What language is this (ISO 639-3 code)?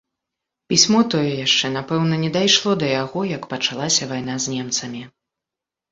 bel